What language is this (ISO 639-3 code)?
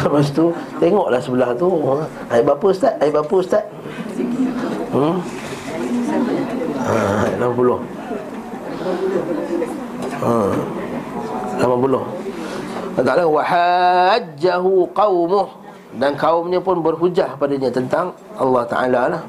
msa